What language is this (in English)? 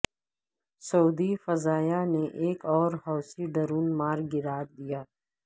Urdu